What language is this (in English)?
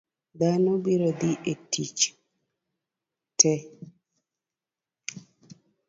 Luo (Kenya and Tanzania)